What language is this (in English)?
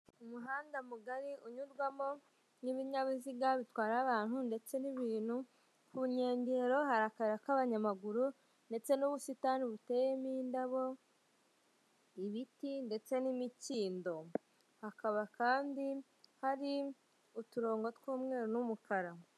Kinyarwanda